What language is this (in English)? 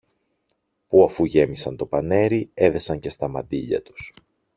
Greek